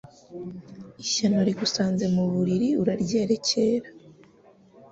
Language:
Kinyarwanda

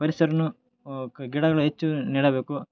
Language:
Kannada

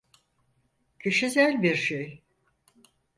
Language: Turkish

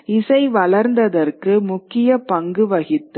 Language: Tamil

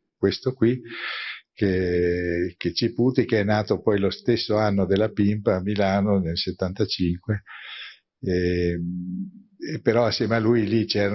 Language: Italian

